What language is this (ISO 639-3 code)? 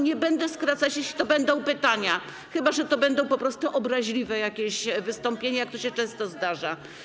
pol